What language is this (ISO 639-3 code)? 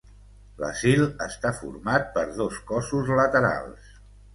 cat